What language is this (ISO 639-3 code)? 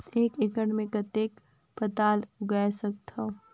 hne